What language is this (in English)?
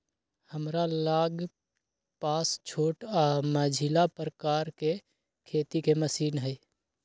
Magahi